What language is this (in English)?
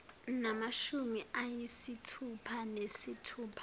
Zulu